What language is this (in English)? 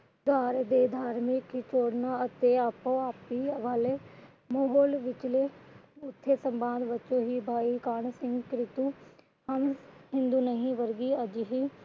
Punjabi